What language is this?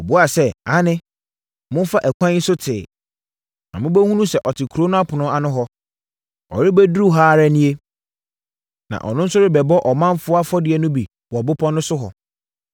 Akan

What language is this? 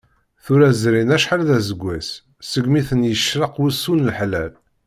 Kabyle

